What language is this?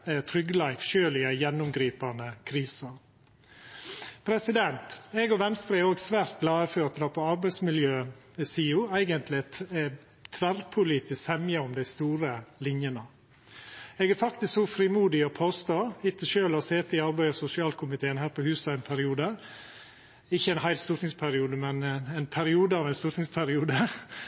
Norwegian Nynorsk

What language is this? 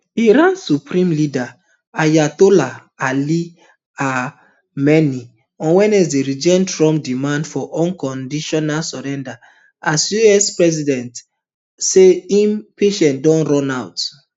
Nigerian Pidgin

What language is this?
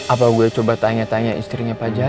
Indonesian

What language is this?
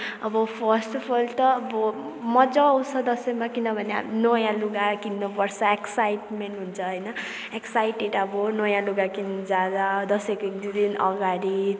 Nepali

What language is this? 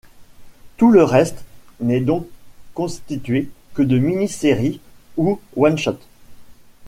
French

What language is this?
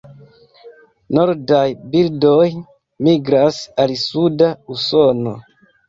Esperanto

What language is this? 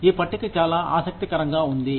Telugu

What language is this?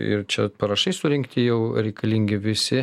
Lithuanian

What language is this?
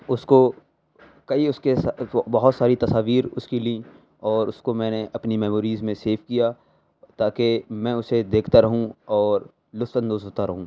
Urdu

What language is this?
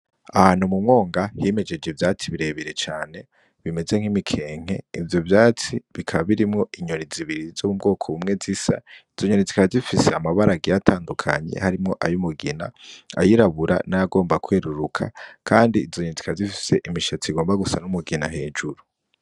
Rundi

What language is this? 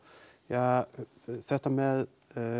Icelandic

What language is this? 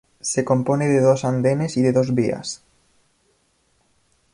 Spanish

